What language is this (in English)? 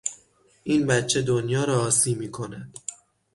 Persian